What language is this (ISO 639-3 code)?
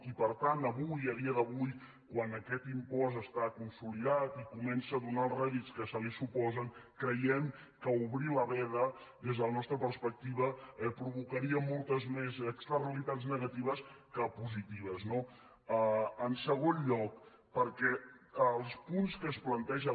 cat